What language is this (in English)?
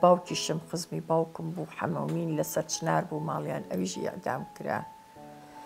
Arabic